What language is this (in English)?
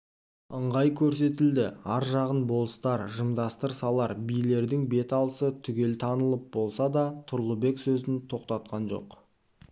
Kazakh